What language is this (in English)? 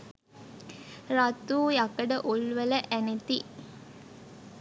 Sinhala